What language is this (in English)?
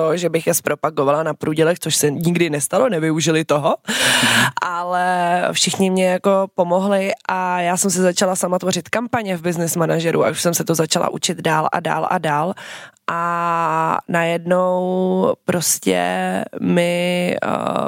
Czech